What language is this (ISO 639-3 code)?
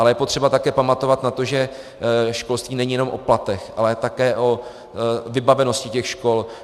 ces